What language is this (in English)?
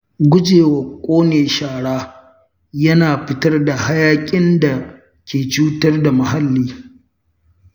Hausa